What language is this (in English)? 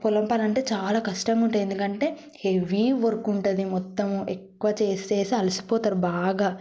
Telugu